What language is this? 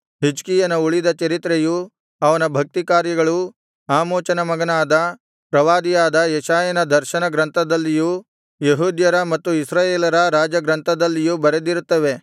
Kannada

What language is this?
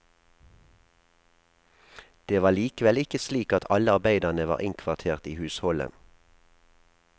Norwegian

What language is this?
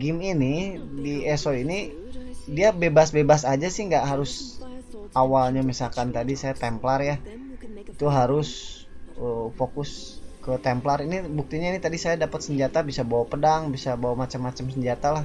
Indonesian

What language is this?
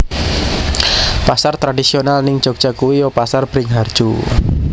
Javanese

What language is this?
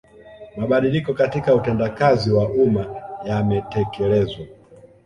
Swahili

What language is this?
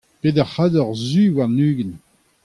Breton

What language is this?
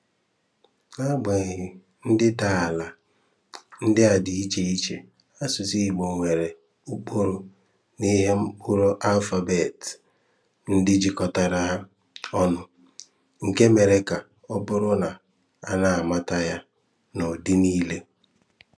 Igbo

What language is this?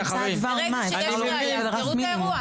Hebrew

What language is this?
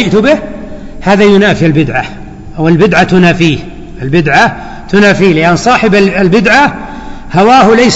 Arabic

